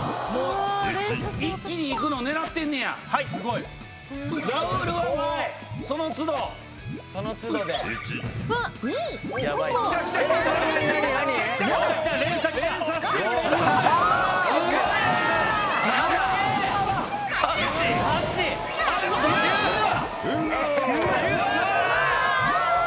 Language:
Japanese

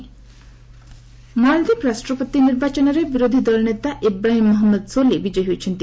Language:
Odia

